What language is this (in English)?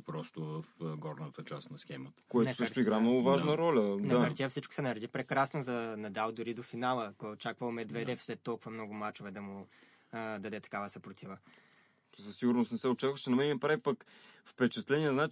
Bulgarian